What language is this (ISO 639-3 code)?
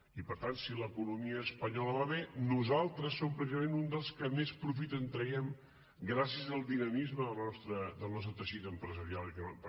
cat